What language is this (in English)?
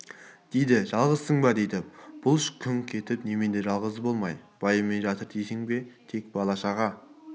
Kazakh